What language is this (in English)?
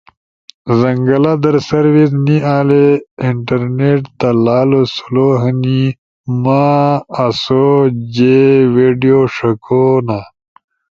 Ushojo